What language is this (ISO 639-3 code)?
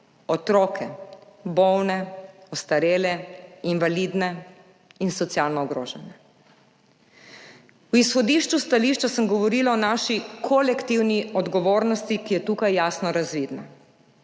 slv